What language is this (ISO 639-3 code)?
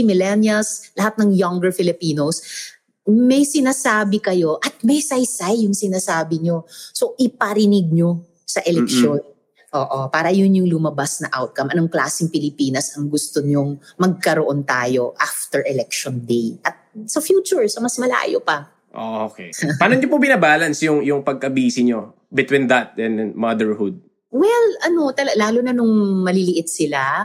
fil